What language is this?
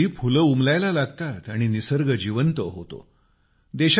Marathi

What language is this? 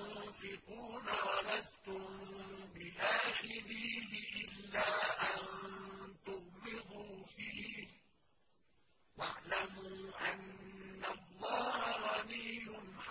Arabic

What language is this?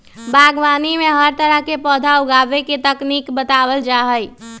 Magahi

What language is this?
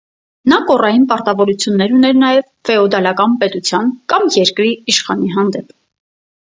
Armenian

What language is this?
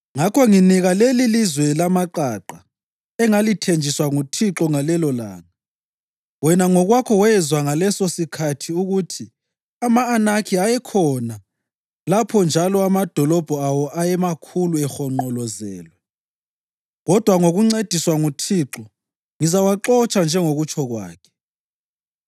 North Ndebele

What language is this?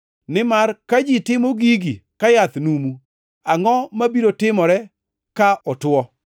Luo (Kenya and Tanzania)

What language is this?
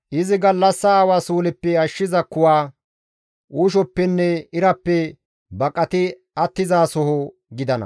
Gamo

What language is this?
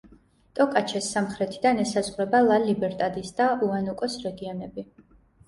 Georgian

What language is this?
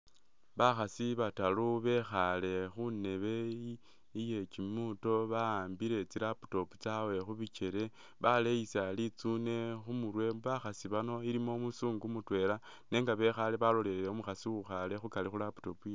Masaaba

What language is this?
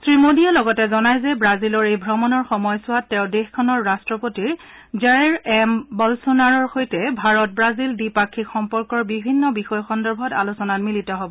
Assamese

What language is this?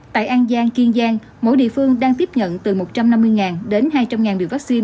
Vietnamese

